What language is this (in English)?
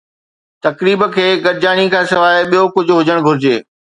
Sindhi